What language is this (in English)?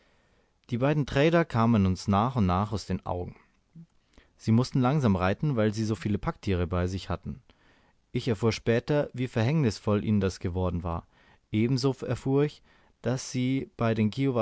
German